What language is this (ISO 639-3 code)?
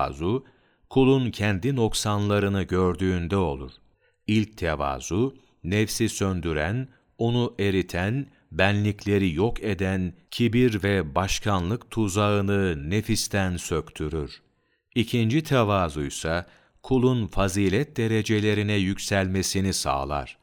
tur